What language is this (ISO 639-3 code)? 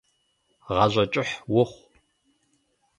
kbd